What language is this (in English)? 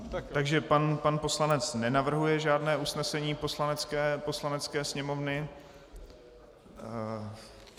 Czech